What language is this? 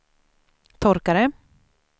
Swedish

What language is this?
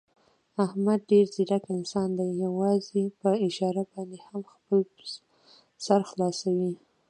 Pashto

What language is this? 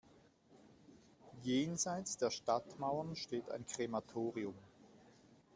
German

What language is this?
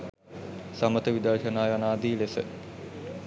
Sinhala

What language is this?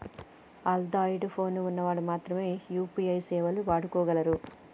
Telugu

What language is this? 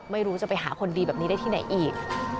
Thai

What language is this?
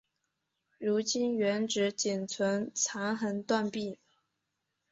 Chinese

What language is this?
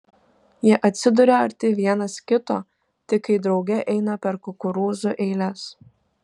Lithuanian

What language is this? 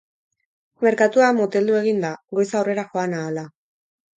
Basque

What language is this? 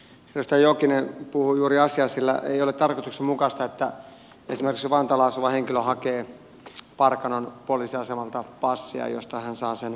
Finnish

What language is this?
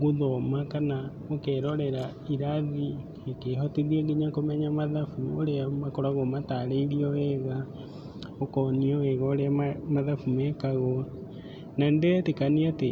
Kikuyu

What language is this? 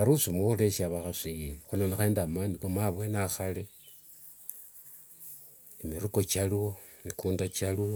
Wanga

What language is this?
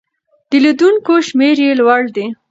Pashto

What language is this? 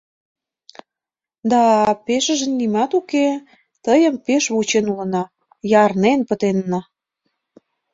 Mari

